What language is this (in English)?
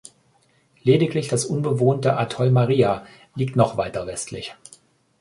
German